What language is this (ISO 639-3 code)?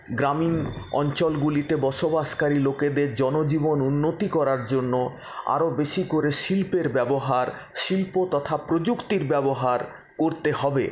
ben